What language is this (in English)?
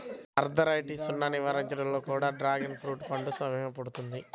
Telugu